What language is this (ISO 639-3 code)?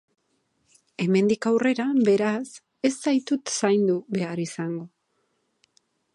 eus